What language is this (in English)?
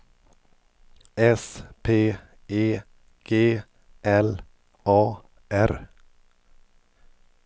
Swedish